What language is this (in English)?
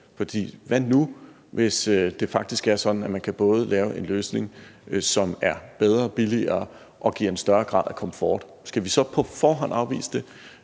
Danish